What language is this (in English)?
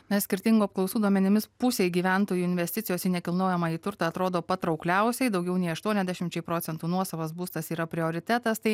Lithuanian